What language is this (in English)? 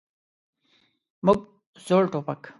Pashto